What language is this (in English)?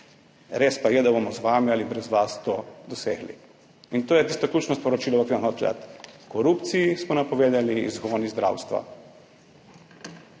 Slovenian